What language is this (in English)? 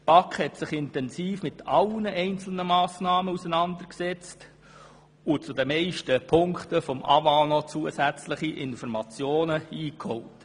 Swiss German